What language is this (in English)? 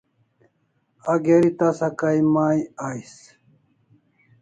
Kalasha